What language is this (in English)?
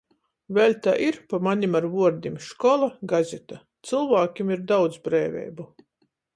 Latgalian